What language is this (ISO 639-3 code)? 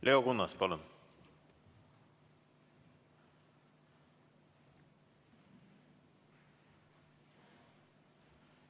est